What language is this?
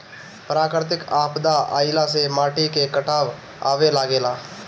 Bhojpuri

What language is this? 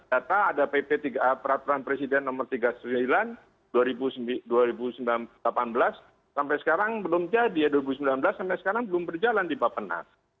Indonesian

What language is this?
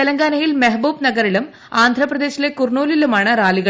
Malayalam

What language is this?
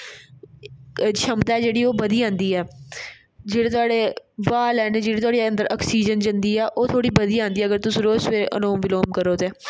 Dogri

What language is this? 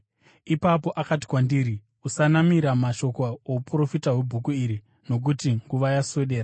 Shona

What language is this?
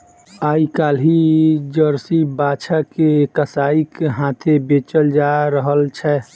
Maithili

